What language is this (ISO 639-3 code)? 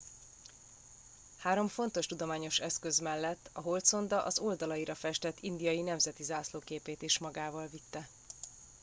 hun